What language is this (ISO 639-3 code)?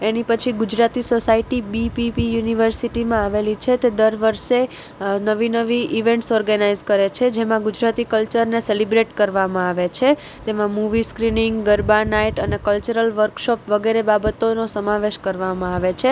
guj